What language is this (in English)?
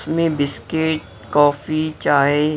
Hindi